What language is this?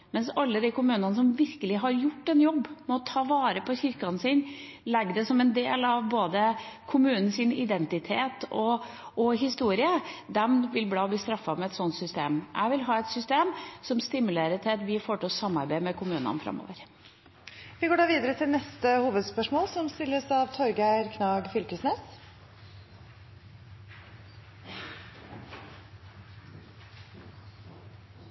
Norwegian Bokmål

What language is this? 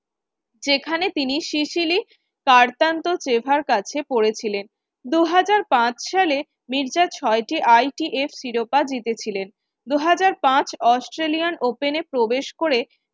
Bangla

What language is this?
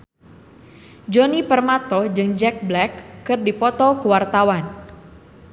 Sundanese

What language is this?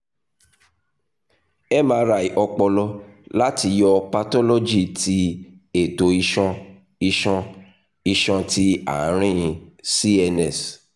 Yoruba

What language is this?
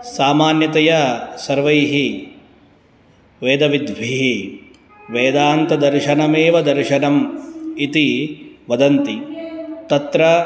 Sanskrit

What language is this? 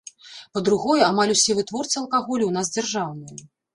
Belarusian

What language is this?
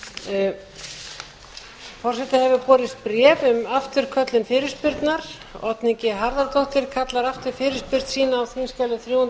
Icelandic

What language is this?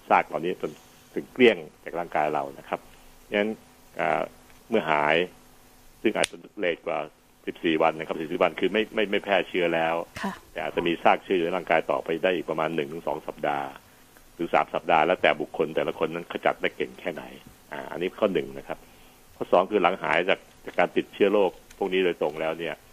Thai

